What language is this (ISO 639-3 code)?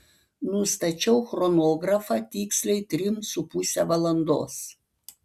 lit